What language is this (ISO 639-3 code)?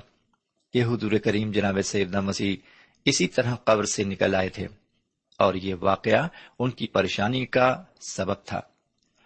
urd